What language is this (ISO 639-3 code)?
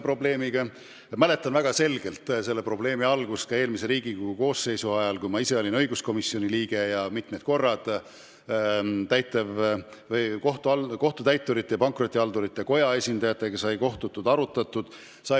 est